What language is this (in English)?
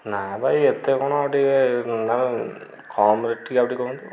Odia